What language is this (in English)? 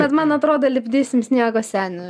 Lithuanian